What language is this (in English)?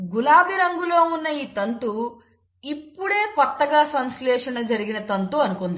Telugu